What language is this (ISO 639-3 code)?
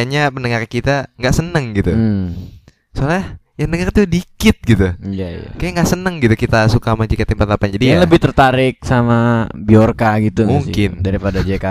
ind